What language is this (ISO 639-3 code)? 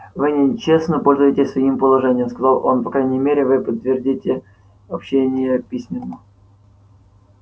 rus